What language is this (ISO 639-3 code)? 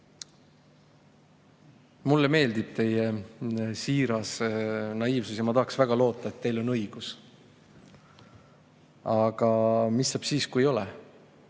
est